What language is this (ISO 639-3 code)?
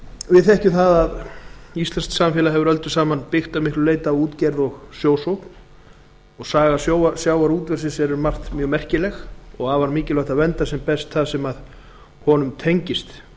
isl